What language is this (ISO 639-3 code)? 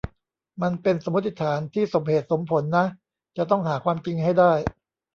tha